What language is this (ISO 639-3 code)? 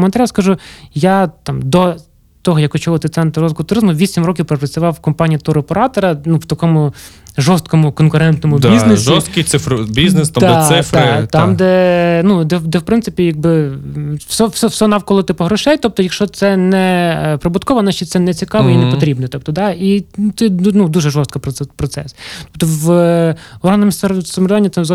ukr